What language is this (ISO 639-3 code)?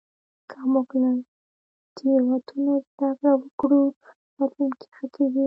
pus